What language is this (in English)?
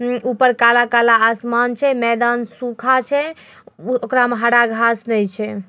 Magahi